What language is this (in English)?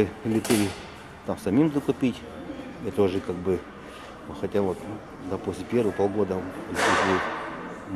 Russian